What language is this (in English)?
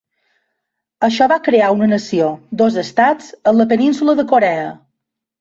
Catalan